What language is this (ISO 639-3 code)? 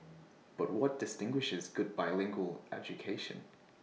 eng